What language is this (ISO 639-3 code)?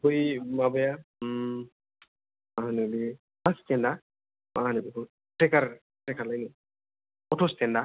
brx